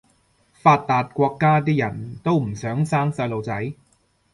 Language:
Cantonese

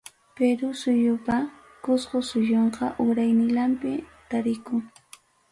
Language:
Ayacucho Quechua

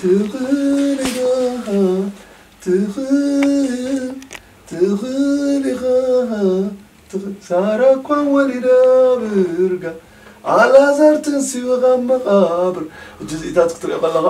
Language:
Arabic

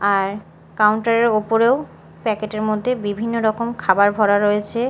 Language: Bangla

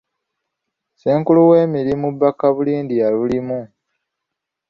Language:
Ganda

